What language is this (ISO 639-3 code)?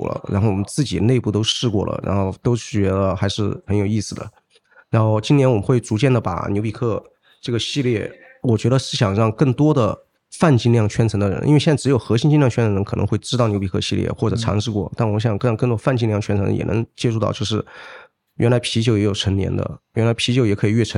zho